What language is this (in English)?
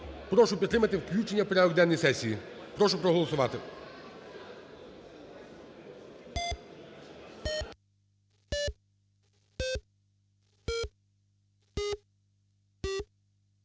Ukrainian